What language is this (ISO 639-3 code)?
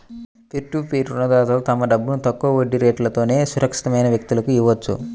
tel